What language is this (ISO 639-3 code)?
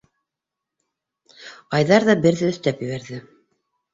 bak